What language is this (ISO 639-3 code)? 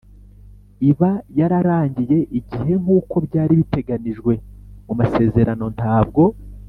kin